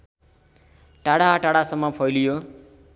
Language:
Nepali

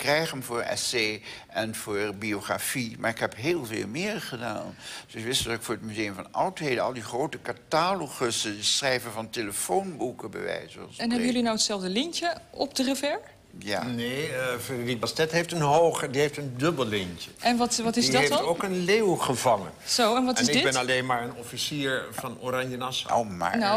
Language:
Dutch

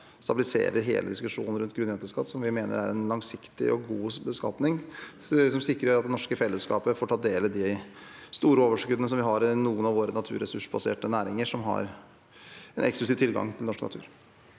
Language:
Norwegian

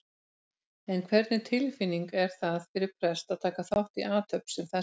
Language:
Icelandic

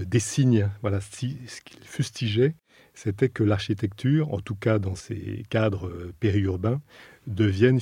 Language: French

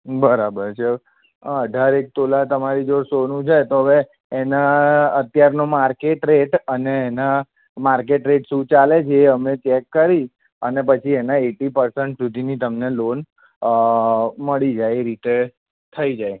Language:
Gujarati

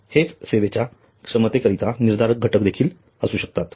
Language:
Marathi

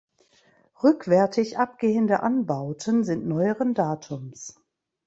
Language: German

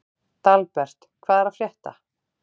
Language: Icelandic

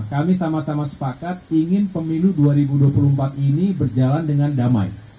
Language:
Indonesian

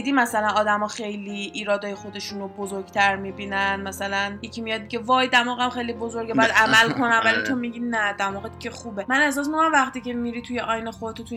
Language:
Persian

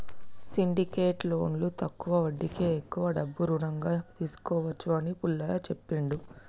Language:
Telugu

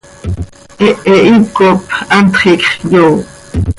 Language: Seri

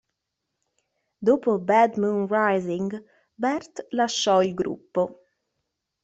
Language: Italian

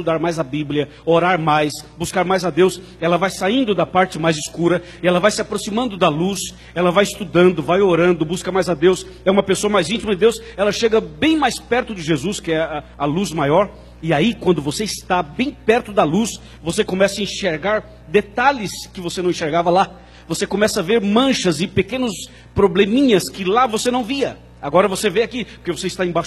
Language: Portuguese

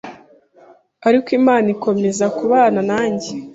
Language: Kinyarwanda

